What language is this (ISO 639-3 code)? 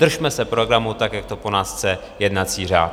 ces